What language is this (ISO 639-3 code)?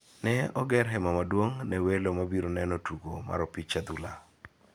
luo